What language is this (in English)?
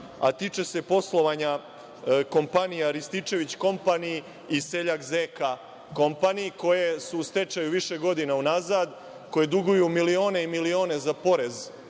Serbian